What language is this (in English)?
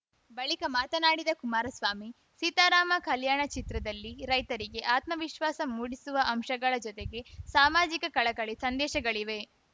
Kannada